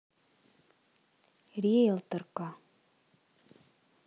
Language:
Russian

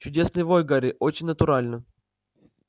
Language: Russian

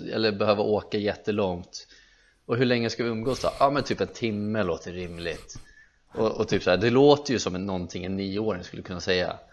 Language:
Swedish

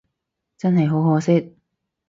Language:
Cantonese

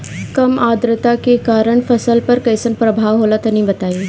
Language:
Bhojpuri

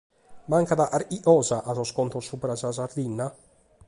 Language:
Sardinian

